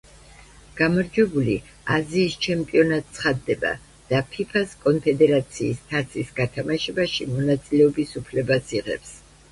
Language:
Georgian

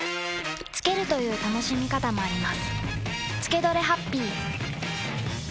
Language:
Japanese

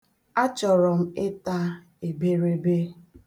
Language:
Igbo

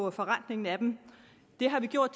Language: Danish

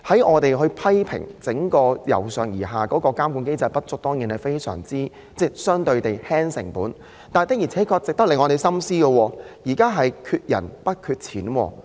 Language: Cantonese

